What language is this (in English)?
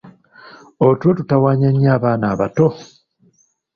Ganda